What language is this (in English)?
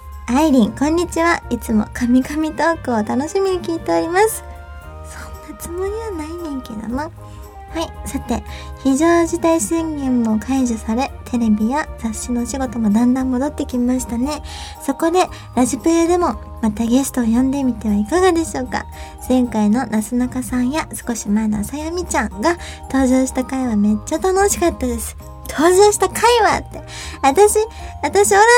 Japanese